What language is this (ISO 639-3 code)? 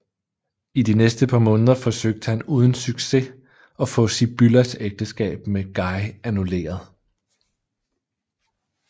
dan